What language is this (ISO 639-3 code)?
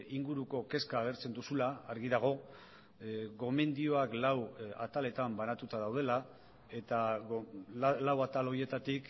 eus